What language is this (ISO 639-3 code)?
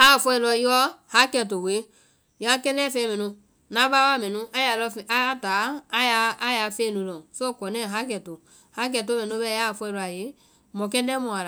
vai